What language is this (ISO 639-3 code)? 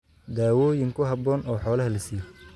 som